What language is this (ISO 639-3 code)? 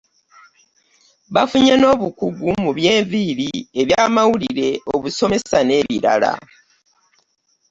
lug